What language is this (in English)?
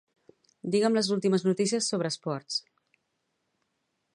Catalan